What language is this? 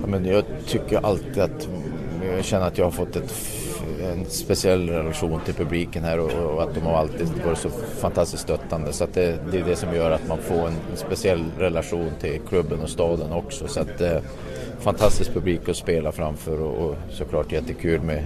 Swedish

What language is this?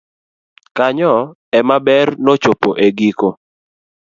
Luo (Kenya and Tanzania)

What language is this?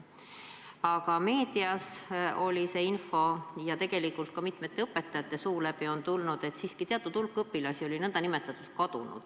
Estonian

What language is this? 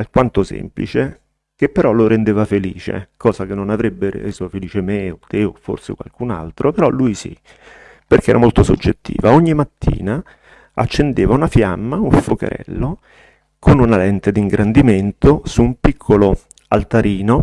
Italian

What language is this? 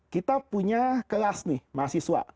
Indonesian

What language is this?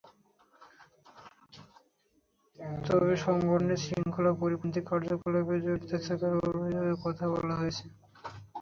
Bangla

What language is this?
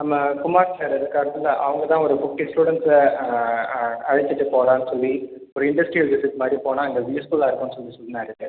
Tamil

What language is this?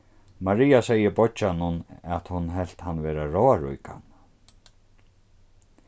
Faroese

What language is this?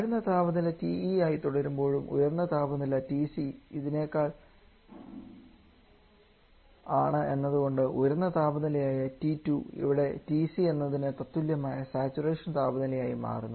Malayalam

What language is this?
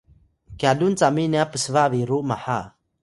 Atayal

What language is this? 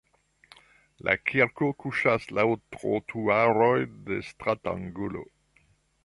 Esperanto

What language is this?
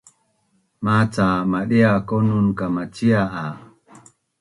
Bunun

